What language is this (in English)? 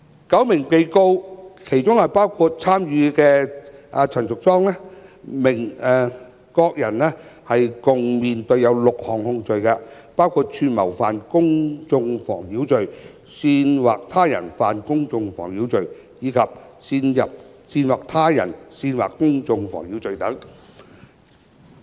Cantonese